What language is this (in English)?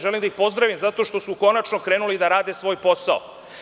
Serbian